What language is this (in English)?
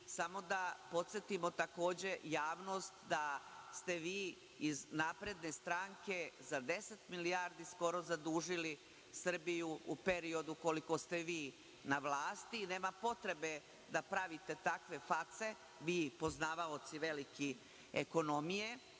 Serbian